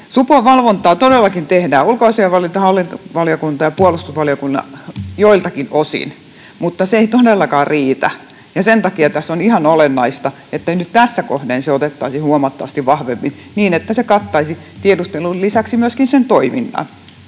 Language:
Finnish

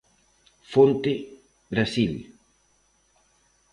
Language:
Galician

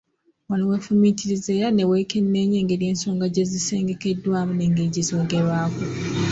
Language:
Ganda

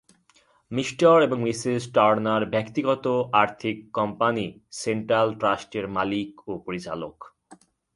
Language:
Bangla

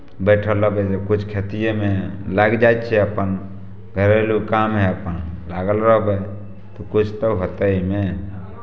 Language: Maithili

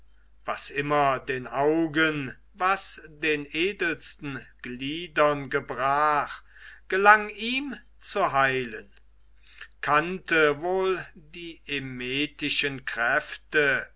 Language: German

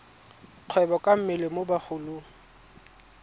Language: Tswana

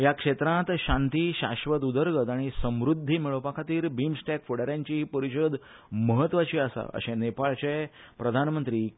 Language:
Konkani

